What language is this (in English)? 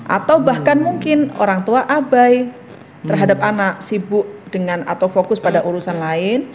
Indonesian